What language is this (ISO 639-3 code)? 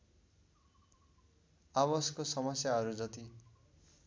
nep